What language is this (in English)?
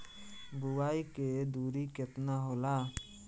Bhojpuri